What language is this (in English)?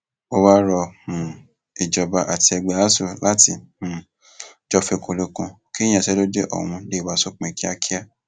Yoruba